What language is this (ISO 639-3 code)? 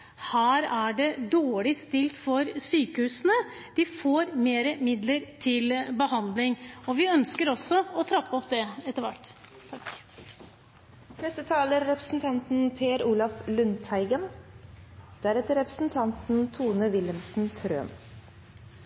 nob